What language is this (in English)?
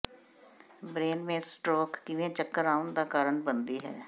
Punjabi